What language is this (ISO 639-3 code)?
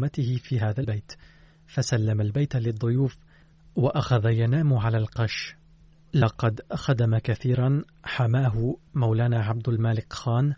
ara